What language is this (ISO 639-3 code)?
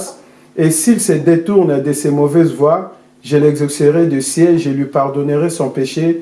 fra